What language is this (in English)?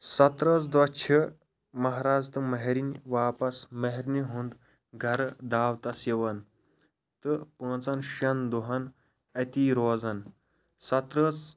Kashmiri